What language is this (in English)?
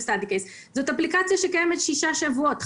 Hebrew